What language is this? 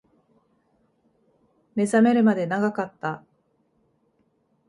Japanese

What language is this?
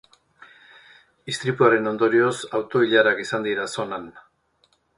Basque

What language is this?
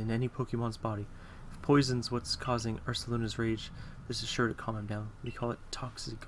English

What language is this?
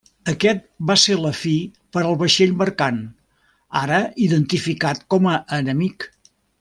Catalan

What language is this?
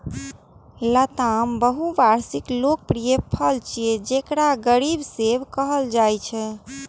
Maithili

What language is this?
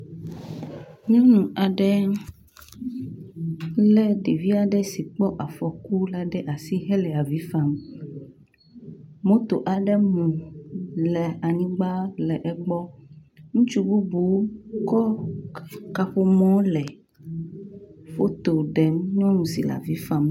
Ewe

